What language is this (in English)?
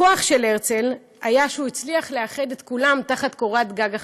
Hebrew